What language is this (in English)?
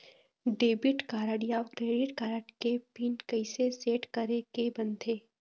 Chhattisgarhi